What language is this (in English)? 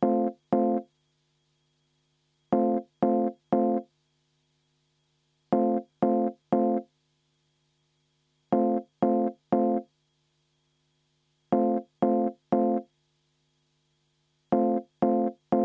Estonian